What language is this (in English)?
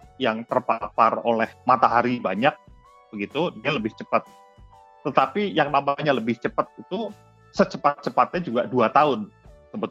Indonesian